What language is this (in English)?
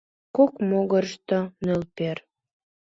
Mari